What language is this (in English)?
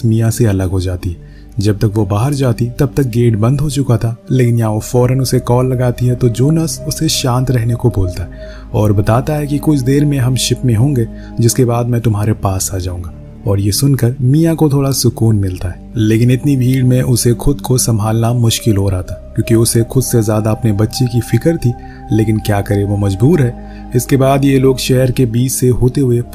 Hindi